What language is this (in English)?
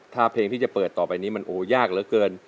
Thai